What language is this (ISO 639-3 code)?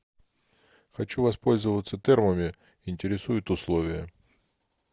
rus